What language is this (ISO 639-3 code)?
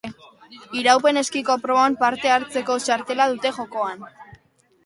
eus